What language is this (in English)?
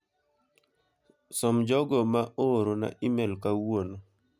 Luo (Kenya and Tanzania)